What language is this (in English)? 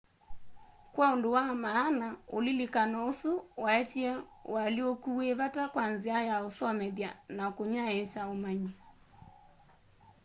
Kamba